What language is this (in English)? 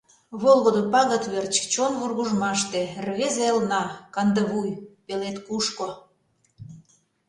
Mari